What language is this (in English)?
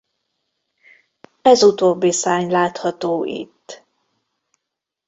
Hungarian